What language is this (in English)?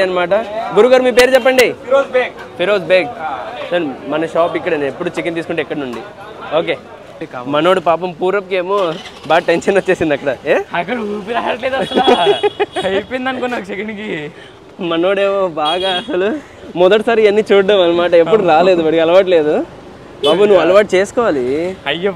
Telugu